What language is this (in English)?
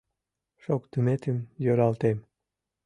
Mari